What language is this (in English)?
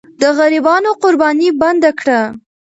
Pashto